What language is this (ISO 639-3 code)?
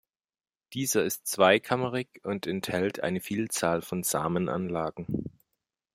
deu